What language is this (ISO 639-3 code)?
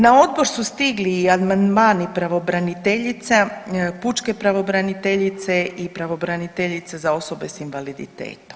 hrv